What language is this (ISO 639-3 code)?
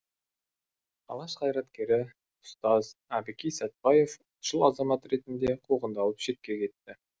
kaz